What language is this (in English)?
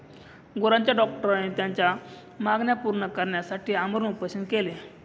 Marathi